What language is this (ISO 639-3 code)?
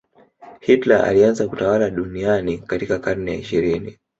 swa